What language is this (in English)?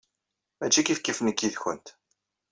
Kabyle